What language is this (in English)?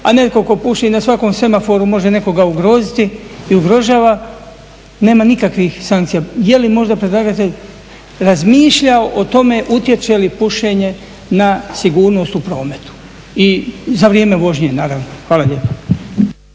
Croatian